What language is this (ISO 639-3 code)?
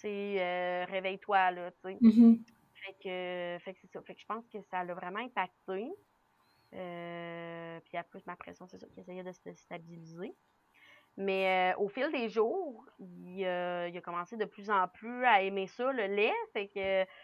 fra